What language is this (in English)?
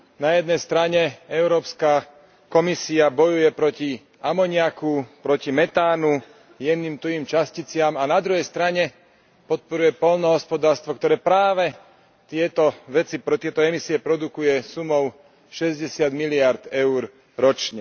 Slovak